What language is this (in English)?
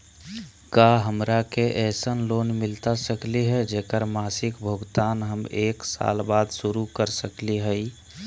Magahi